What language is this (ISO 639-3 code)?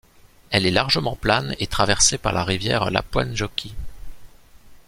fra